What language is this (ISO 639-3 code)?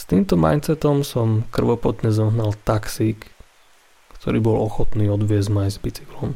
slk